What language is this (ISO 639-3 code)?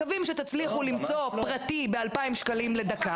heb